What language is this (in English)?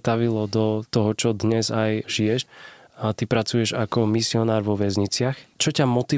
Slovak